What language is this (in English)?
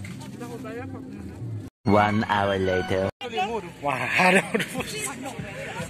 Indonesian